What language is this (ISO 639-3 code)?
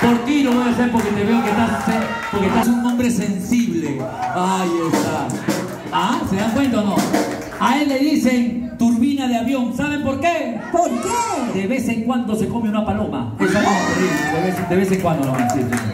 spa